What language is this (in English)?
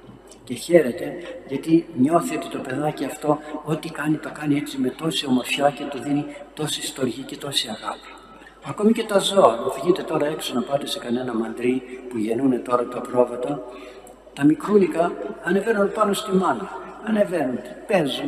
Greek